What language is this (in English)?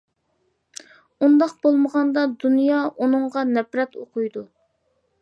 Uyghur